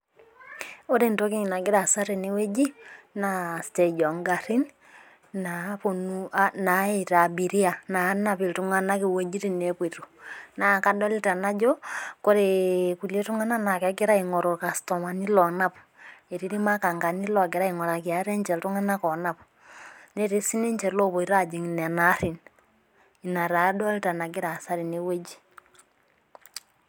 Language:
Masai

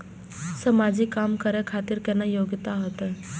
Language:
Maithili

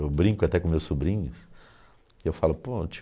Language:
Portuguese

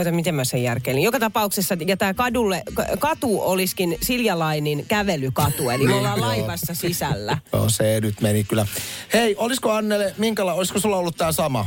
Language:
Finnish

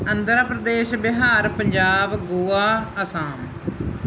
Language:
Punjabi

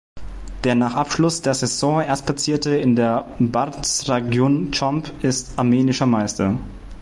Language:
German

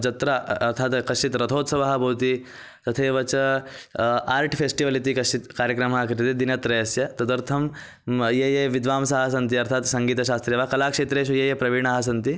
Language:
Sanskrit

